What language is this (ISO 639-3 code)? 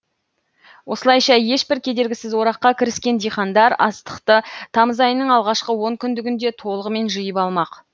kaz